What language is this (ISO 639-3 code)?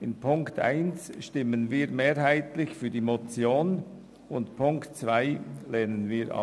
gsw